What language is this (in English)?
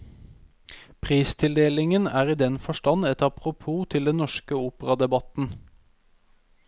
Norwegian